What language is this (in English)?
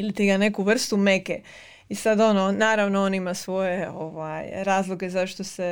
Croatian